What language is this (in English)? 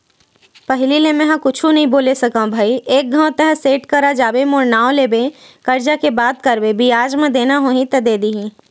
Chhattisgarhi